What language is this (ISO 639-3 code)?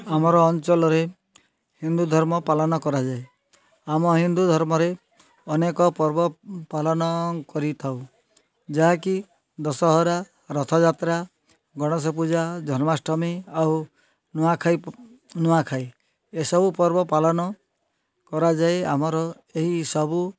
ori